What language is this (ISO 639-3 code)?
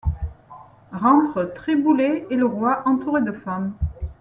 fra